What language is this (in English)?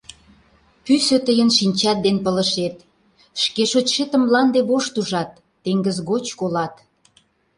Mari